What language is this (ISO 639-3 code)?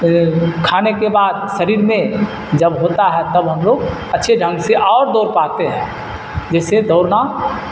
urd